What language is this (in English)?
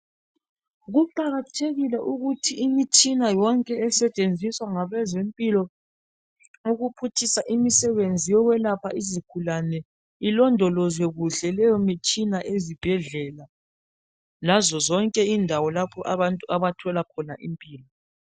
North Ndebele